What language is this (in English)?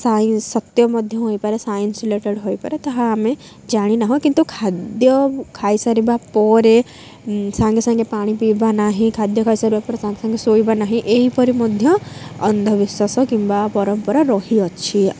Odia